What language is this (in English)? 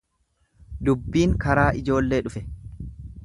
Oromo